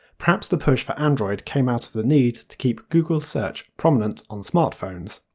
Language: English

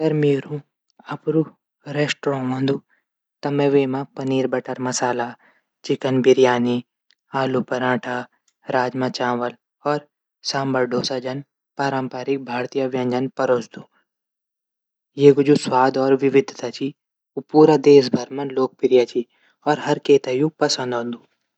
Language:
Garhwali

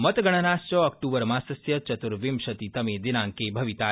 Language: Sanskrit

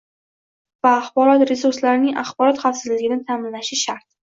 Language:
Uzbek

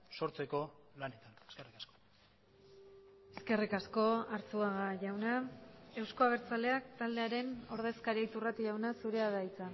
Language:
Basque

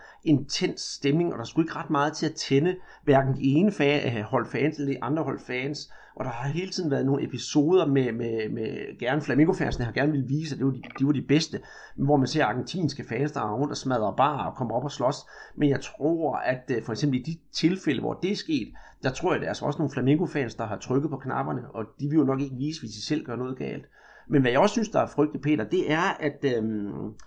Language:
Danish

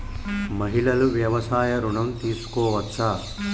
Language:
Telugu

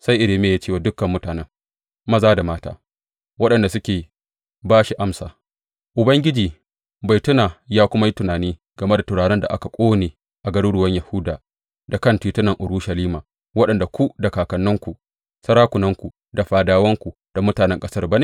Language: Hausa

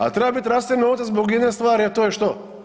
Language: Croatian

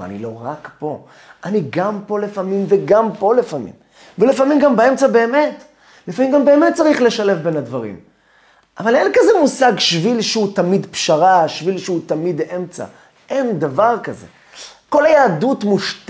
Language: Hebrew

